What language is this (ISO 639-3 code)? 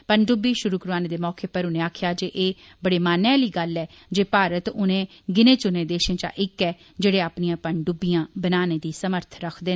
doi